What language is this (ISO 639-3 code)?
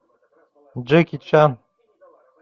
rus